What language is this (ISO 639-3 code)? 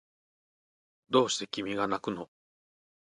jpn